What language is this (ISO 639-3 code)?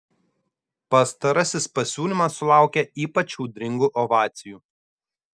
lit